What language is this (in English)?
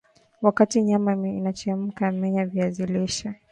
Swahili